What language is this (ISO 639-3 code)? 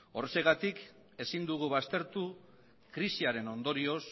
eus